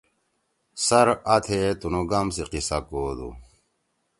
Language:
Torwali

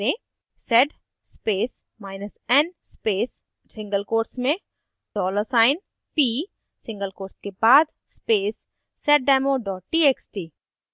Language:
Hindi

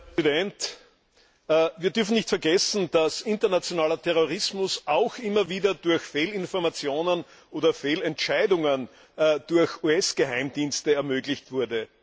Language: German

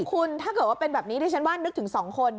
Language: Thai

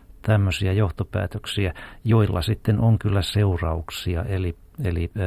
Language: Finnish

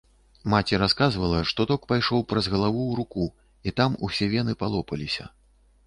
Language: Belarusian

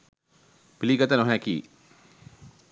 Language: Sinhala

